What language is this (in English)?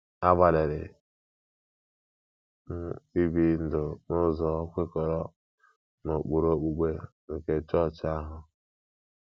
Igbo